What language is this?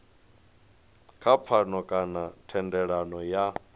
Venda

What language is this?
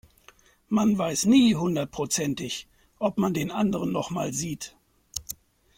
German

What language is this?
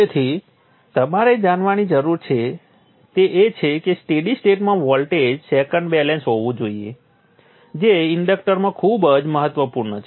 Gujarati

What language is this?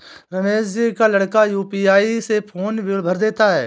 Hindi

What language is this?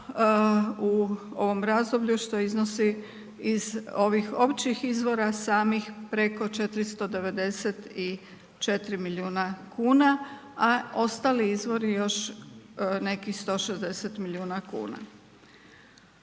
Croatian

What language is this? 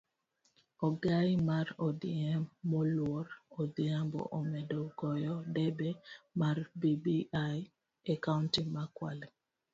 Luo (Kenya and Tanzania)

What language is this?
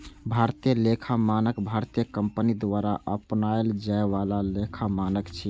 Maithili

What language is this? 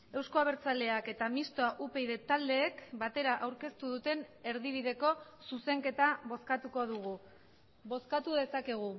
Basque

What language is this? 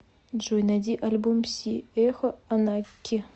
Russian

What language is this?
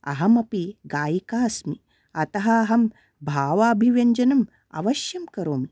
Sanskrit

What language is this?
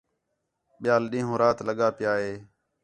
Khetrani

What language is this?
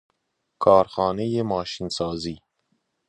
Persian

